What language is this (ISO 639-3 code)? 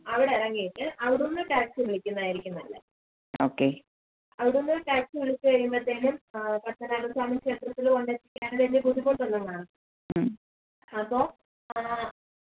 mal